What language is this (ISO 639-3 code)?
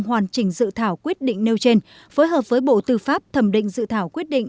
vie